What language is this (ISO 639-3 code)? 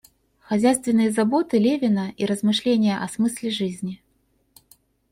rus